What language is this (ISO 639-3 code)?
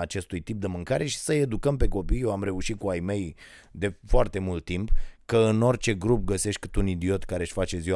ron